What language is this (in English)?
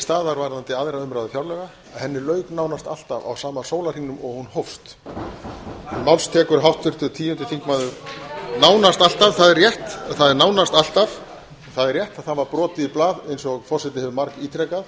Icelandic